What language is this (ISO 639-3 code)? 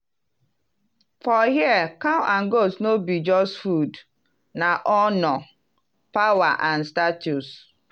pcm